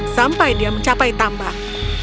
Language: Indonesian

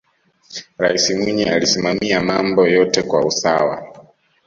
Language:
Swahili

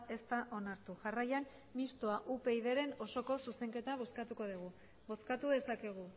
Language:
Basque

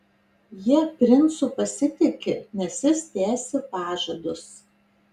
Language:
Lithuanian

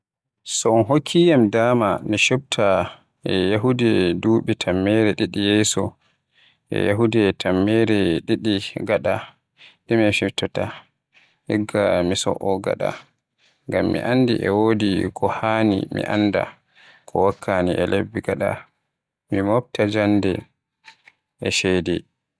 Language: Western Niger Fulfulde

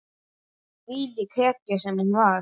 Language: Icelandic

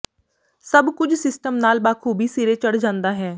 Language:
Punjabi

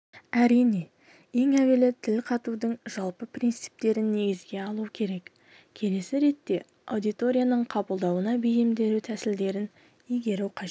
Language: Kazakh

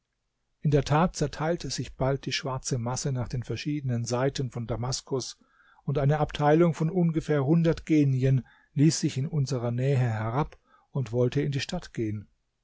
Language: German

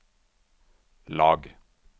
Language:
Norwegian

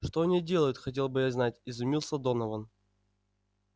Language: Russian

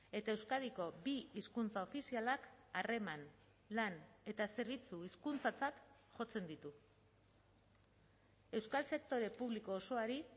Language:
Basque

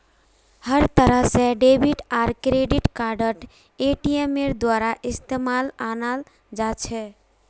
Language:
Magahi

